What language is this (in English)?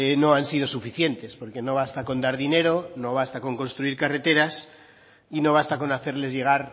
Spanish